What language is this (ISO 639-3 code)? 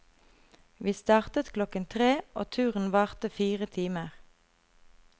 nor